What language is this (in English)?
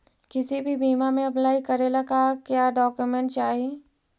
Magahi